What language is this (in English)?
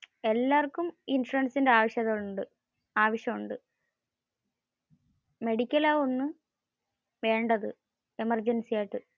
Malayalam